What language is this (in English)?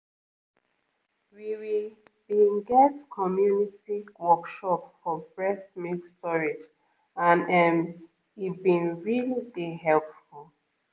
Nigerian Pidgin